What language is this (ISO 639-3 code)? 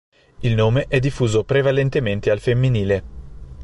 ita